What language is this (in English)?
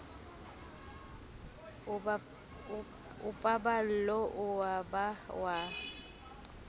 Southern Sotho